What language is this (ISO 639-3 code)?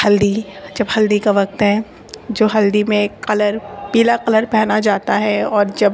urd